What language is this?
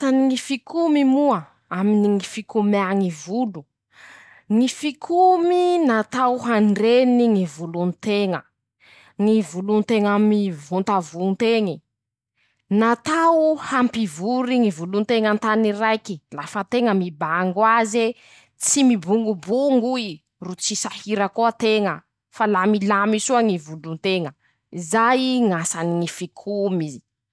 Masikoro Malagasy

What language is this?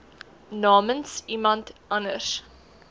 Afrikaans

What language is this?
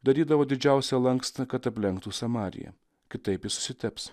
Lithuanian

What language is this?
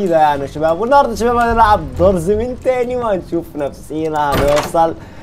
Arabic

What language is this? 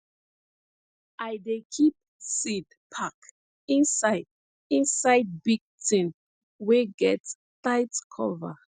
Nigerian Pidgin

